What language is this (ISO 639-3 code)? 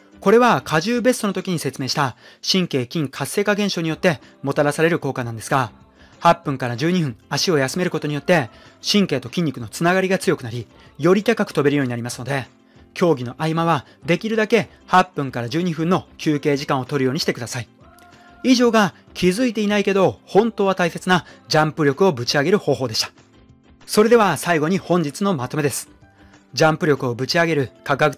jpn